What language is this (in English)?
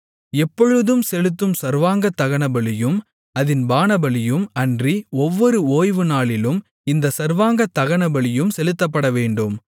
Tamil